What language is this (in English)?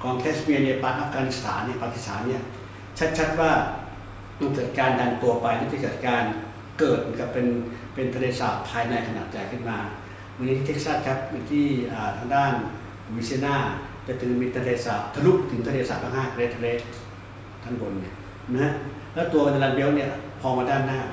Thai